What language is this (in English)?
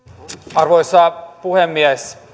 Finnish